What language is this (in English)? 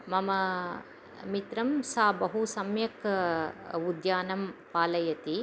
Sanskrit